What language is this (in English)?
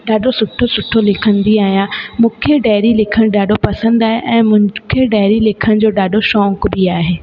Sindhi